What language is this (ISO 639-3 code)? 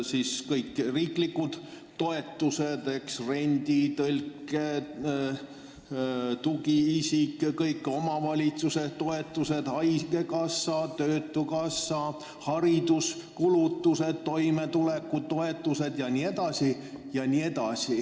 est